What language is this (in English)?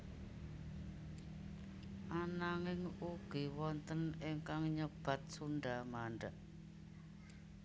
Javanese